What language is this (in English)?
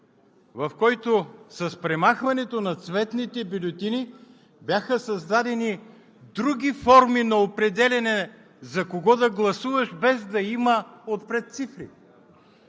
Bulgarian